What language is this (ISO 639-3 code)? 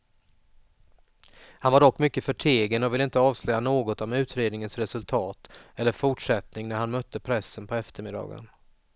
swe